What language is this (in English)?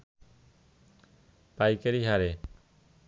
Bangla